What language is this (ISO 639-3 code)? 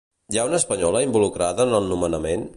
cat